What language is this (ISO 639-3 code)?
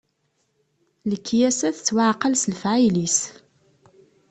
kab